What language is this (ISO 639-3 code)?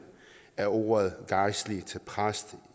dan